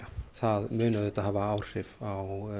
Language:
Icelandic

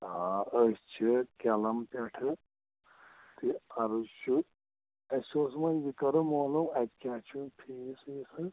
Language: Kashmiri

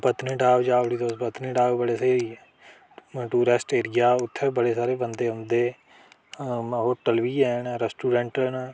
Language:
Dogri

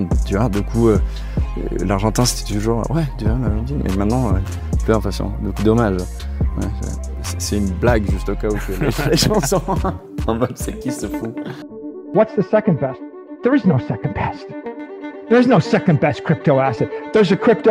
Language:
French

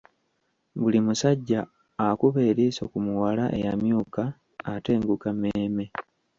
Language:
Ganda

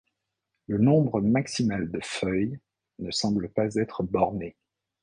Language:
French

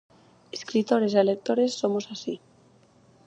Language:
Galician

